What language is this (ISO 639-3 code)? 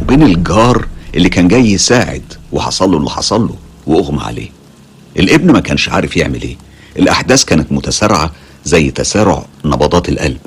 ara